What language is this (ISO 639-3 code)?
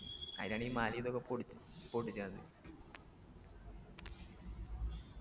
mal